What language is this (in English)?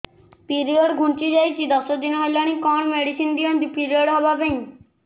Odia